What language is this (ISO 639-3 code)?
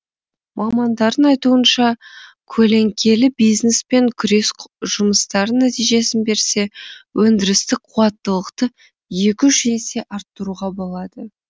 kaz